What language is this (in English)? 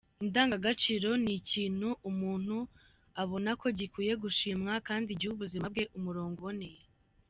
Kinyarwanda